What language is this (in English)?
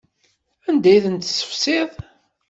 Kabyle